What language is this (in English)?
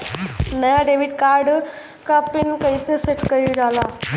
Bhojpuri